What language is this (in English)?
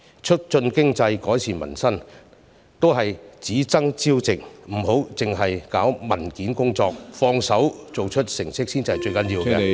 Cantonese